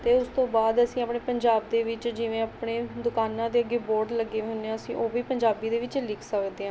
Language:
Punjabi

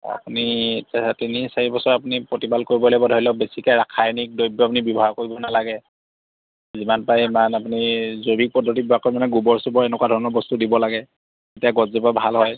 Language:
Assamese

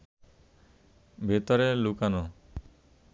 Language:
Bangla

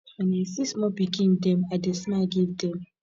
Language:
Nigerian Pidgin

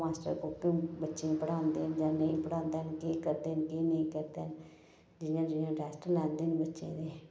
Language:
Dogri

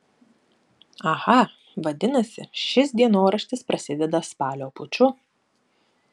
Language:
Lithuanian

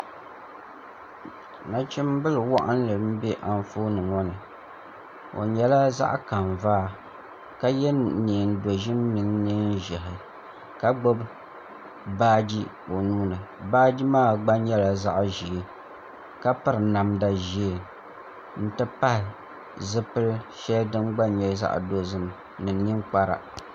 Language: Dagbani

